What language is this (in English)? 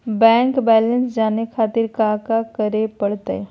Magahi